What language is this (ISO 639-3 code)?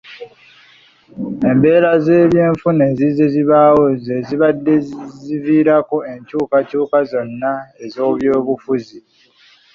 lug